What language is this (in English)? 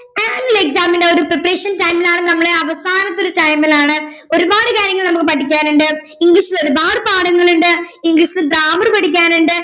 Malayalam